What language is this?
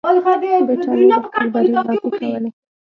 Pashto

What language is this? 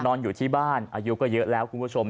Thai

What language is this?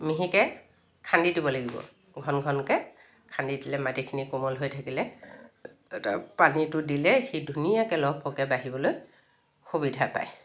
Assamese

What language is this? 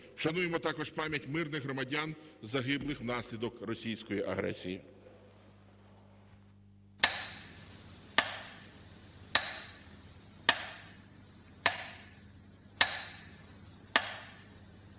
Ukrainian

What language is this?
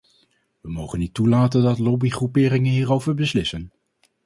Dutch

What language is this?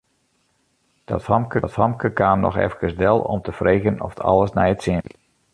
Western Frisian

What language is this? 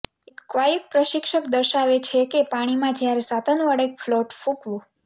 Gujarati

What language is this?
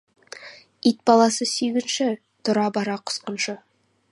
Kazakh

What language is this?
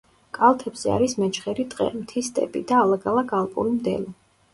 Georgian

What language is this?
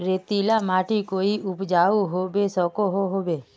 Magahi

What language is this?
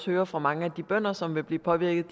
Danish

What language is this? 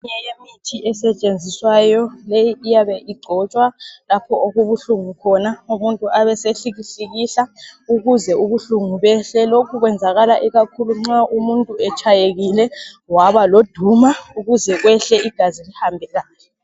North Ndebele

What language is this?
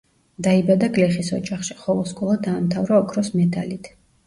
Georgian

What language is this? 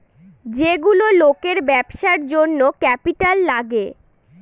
Bangla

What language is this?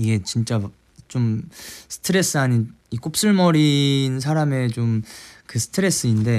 Korean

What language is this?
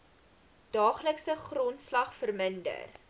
Afrikaans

